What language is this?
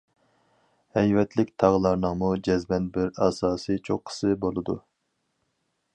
Uyghur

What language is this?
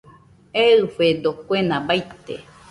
Nüpode Huitoto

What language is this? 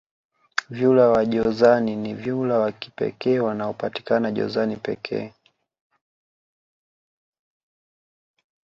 Swahili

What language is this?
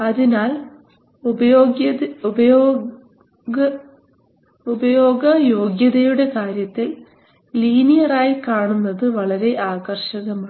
Malayalam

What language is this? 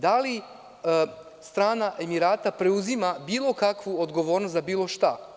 Serbian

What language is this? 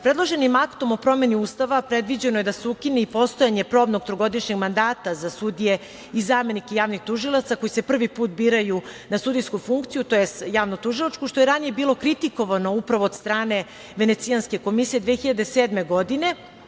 Serbian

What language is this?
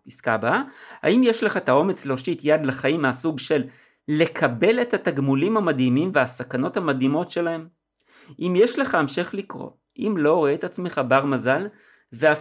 Hebrew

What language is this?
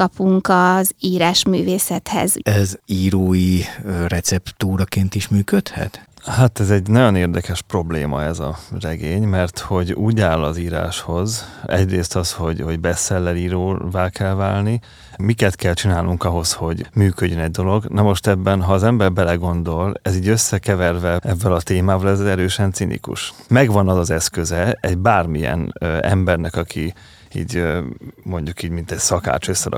Hungarian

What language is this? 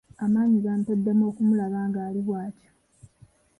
Ganda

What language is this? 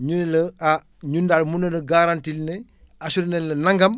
Wolof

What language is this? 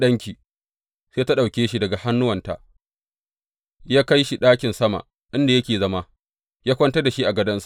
Hausa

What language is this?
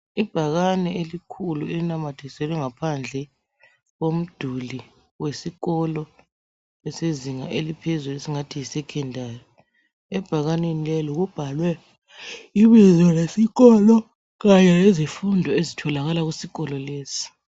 North Ndebele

